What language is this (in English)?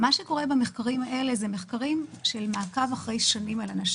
Hebrew